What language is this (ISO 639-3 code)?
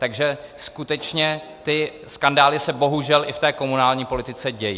ces